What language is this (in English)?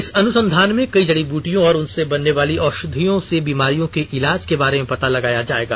Hindi